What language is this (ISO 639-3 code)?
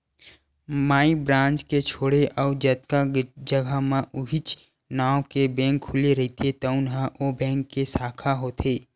hne